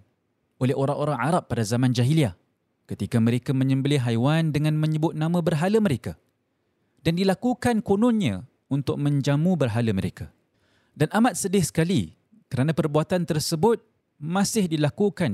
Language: Malay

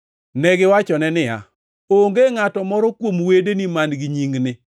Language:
Luo (Kenya and Tanzania)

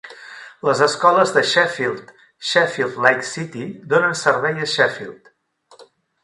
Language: Catalan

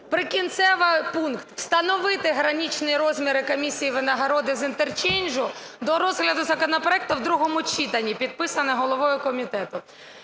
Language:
Ukrainian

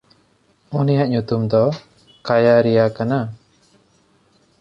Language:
Santali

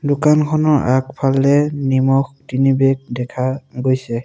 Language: Assamese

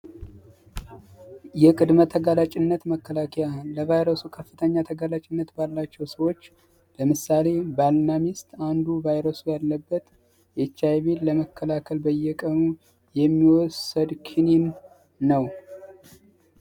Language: Amharic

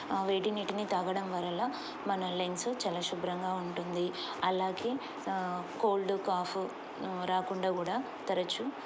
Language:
Telugu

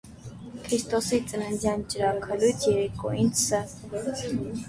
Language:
Armenian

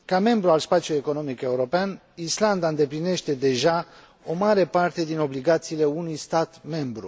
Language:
Romanian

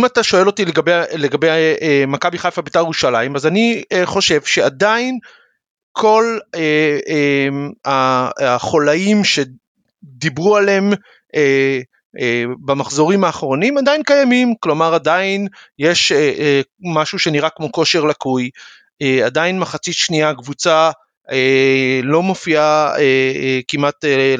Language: Hebrew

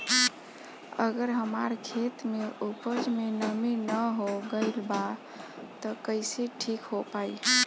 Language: Bhojpuri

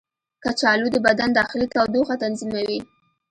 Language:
Pashto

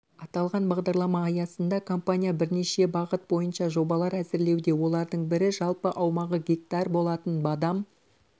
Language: Kazakh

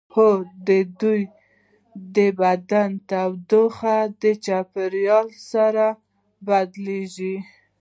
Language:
Pashto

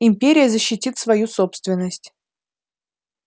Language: Russian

